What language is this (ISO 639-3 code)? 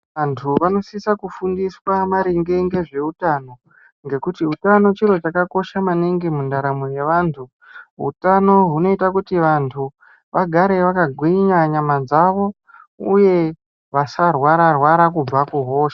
ndc